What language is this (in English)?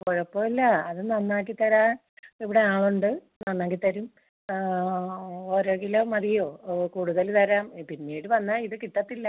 Malayalam